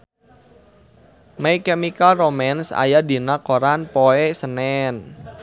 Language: Sundanese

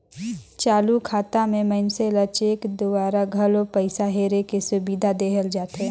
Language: Chhattisgarhi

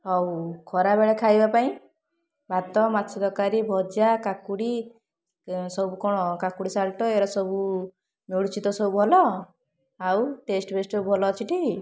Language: Odia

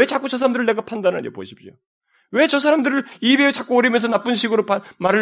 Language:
Korean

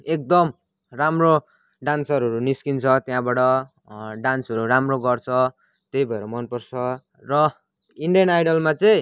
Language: Nepali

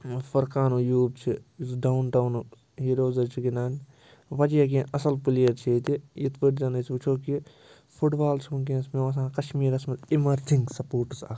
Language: Kashmiri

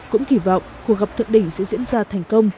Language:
Vietnamese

